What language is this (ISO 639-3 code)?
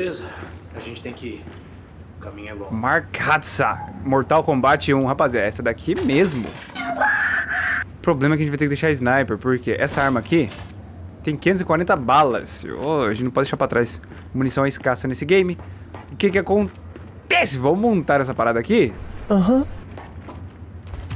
por